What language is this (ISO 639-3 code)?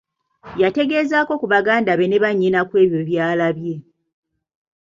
lug